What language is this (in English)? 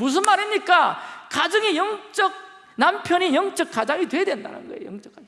Korean